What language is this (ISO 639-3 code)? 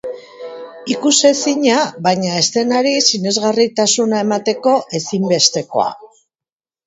eus